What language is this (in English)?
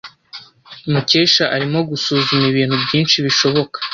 Kinyarwanda